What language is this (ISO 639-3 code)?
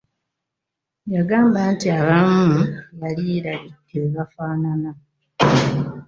lug